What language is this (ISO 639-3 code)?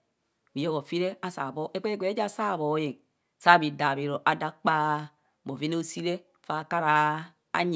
bcs